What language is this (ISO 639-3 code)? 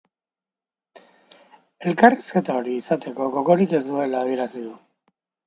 eus